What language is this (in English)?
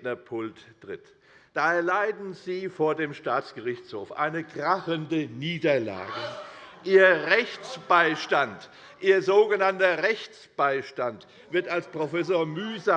German